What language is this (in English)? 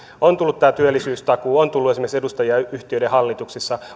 Finnish